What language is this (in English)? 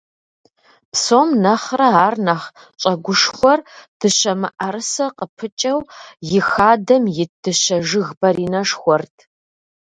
Kabardian